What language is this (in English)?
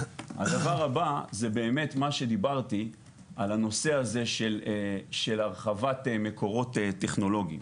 Hebrew